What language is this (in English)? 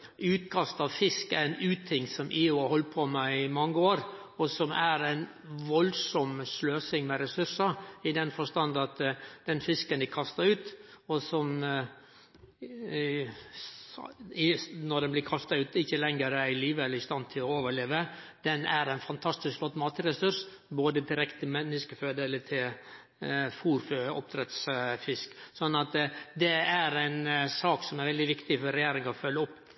Norwegian Nynorsk